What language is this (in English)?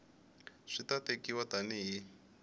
Tsonga